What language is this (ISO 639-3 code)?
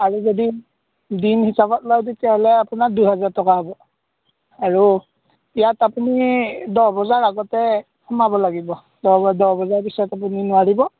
asm